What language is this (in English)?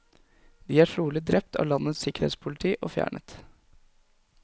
Norwegian